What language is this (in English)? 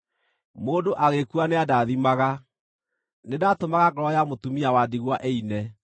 Kikuyu